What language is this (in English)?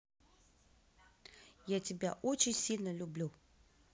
Russian